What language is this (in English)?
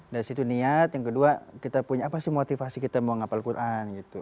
Indonesian